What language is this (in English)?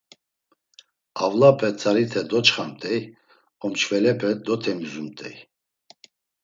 Laz